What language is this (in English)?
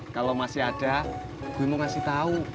Indonesian